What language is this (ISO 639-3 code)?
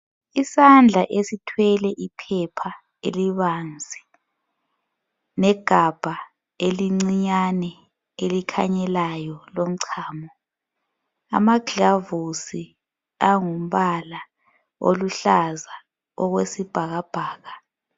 nde